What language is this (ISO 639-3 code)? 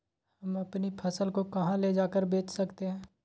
mag